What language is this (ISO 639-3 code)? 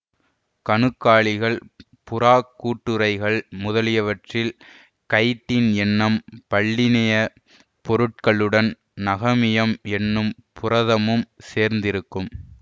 tam